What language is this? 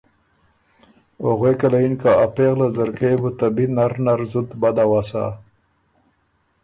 Ormuri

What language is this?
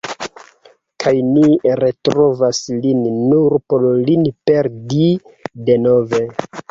Esperanto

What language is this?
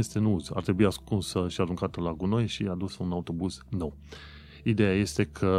Romanian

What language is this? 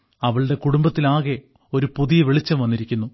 Malayalam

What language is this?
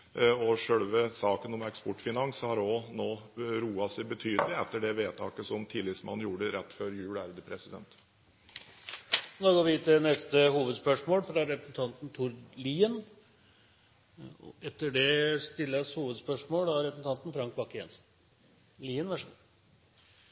Norwegian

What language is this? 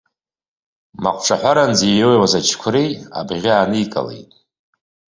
Abkhazian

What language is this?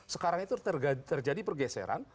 Indonesian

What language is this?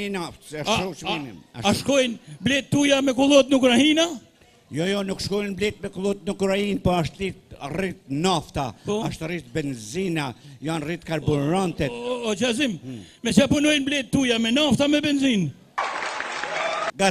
Romanian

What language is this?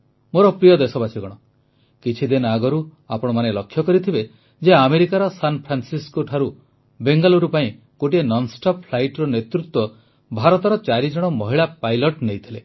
Odia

